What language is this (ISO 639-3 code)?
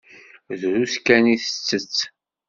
kab